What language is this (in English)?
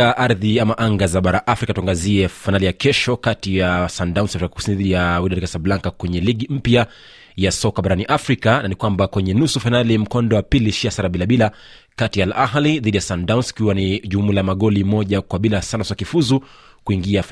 Swahili